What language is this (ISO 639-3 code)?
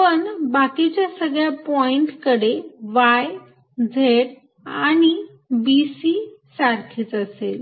mar